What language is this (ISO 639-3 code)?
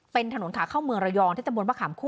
tha